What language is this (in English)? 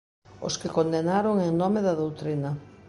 Galician